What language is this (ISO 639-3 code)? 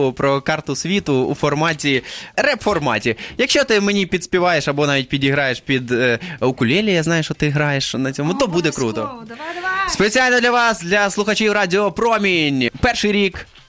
ukr